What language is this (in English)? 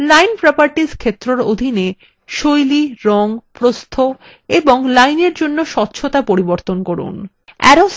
Bangla